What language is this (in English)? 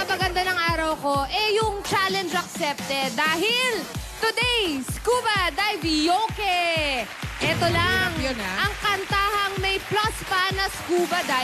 Filipino